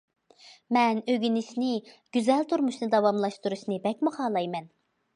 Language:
Uyghur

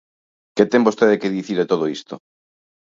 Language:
Galician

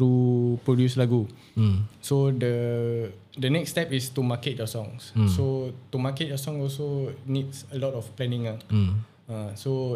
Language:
Malay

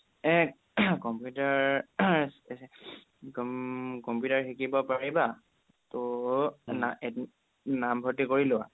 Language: Assamese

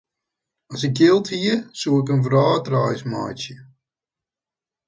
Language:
Western Frisian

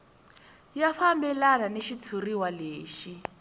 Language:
Tsonga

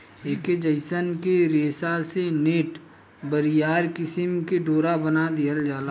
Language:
Bhojpuri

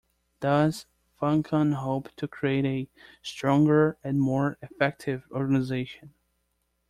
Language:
English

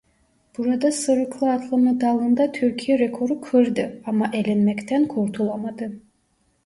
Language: Turkish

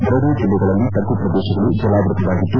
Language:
Kannada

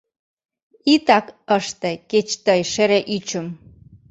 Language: Mari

